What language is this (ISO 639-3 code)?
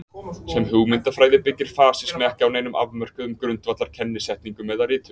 isl